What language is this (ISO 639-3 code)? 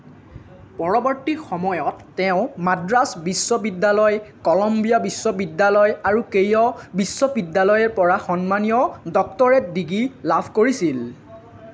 asm